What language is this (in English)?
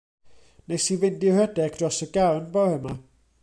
Welsh